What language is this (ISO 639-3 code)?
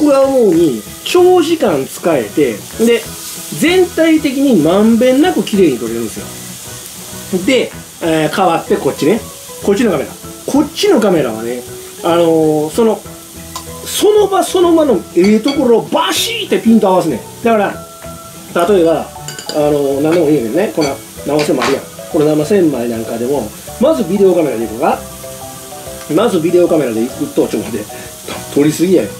jpn